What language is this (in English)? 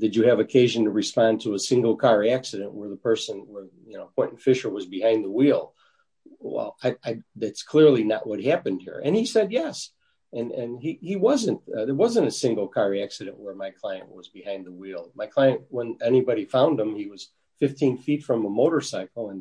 English